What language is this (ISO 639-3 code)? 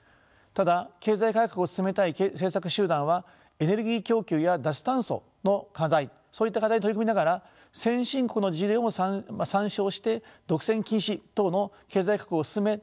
jpn